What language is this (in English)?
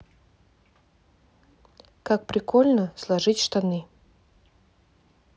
Russian